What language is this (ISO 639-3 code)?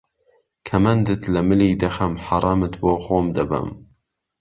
ckb